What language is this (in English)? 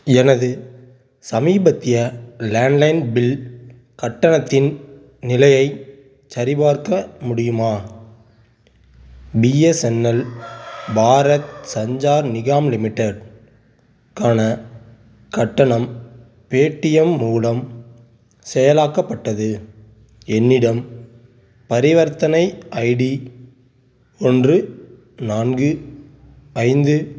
Tamil